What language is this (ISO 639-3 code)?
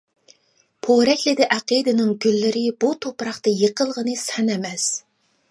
uig